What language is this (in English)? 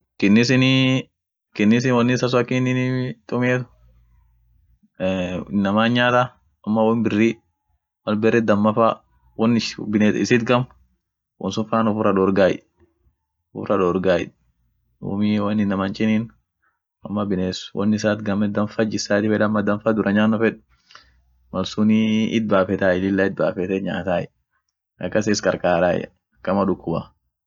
Orma